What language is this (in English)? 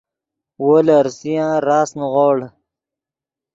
Yidgha